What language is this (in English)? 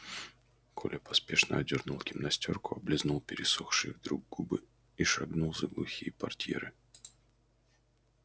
Russian